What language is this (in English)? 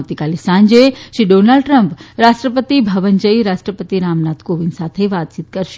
Gujarati